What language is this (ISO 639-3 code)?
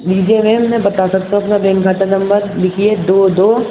urd